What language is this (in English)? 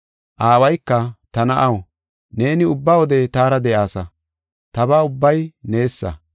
Gofa